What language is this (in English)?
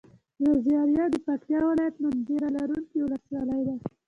Pashto